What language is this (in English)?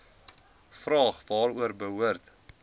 Afrikaans